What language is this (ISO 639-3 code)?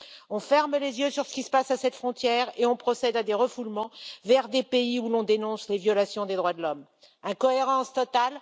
fra